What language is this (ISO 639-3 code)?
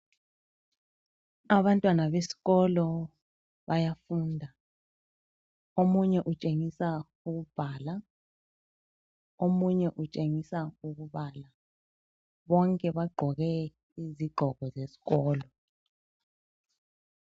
nde